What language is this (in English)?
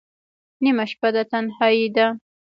Pashto